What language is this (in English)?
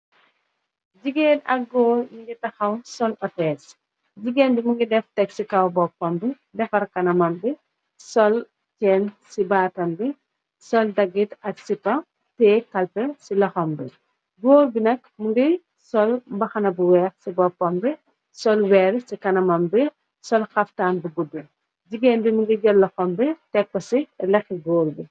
Wolof